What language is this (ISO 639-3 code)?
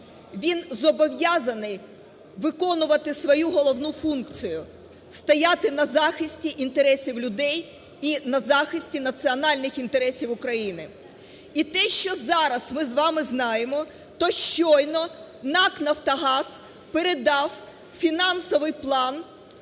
ukr